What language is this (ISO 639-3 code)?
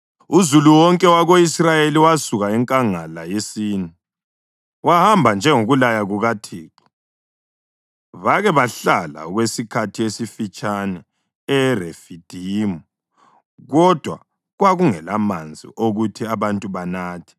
nde